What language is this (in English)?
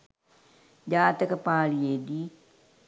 Sinhala